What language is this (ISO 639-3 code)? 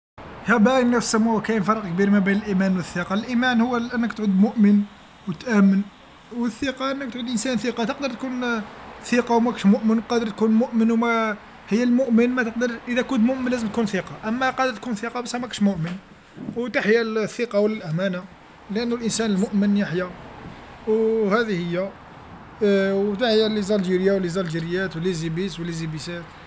arq